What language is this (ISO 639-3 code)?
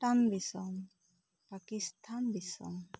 sat